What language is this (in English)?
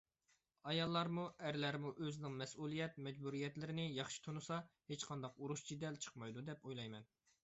Uyghur